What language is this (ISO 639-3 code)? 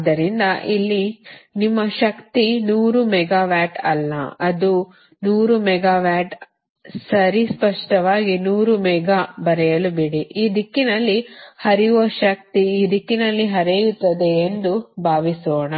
kan